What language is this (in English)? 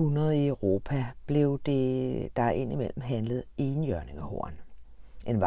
Danish